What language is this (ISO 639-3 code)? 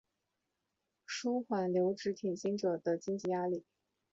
zho